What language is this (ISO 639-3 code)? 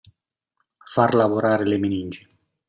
ita